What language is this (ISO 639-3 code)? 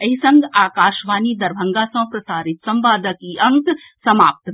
mai